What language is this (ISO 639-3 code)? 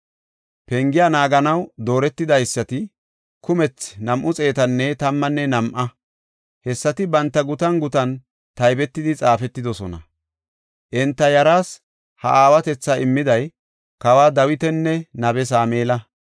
gof